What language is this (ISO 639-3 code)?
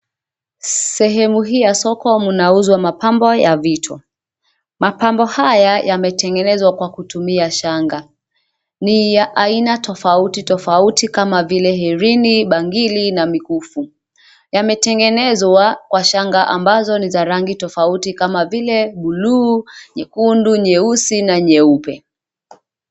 swa